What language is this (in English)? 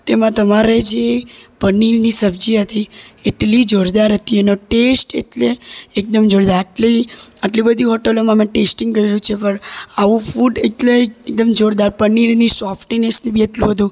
Gujarati